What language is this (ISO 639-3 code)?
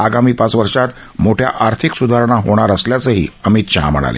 mar